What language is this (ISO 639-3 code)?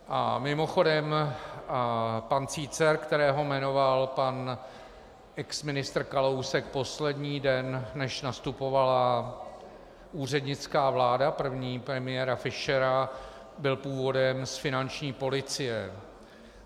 ces